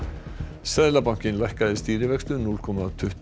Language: Icelandic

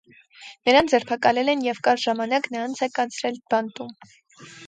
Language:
Armenian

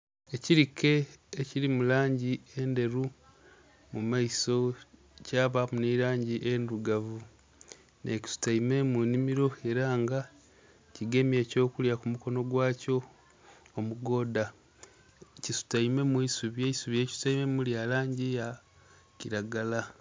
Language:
Soga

